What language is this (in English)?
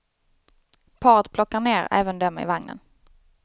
Swedish